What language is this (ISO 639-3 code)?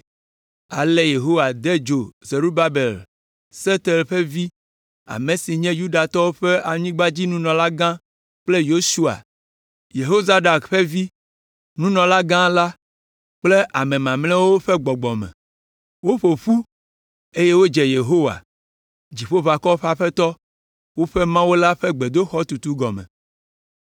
ewe